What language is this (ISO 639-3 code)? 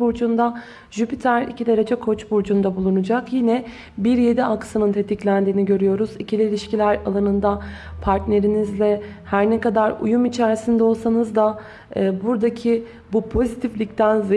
tur